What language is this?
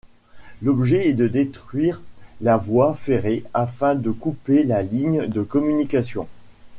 French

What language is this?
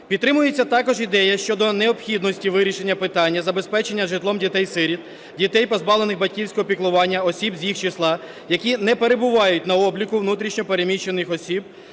Ukrainian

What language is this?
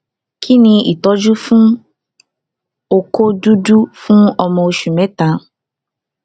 Yoruba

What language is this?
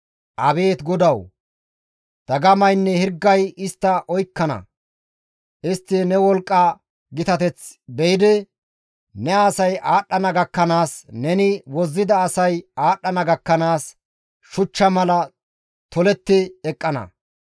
Gamo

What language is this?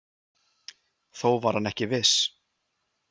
Icelandic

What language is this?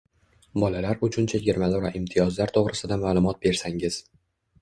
Uzbek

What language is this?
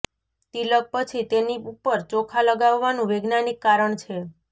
Gujarati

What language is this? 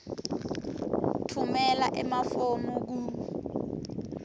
Swati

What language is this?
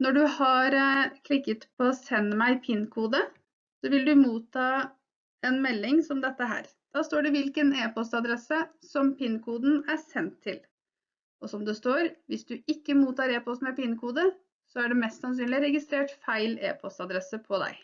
Norwegian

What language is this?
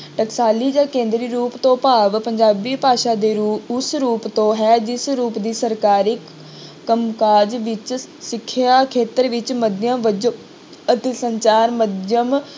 Punjabi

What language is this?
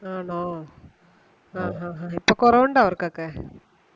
Malayalam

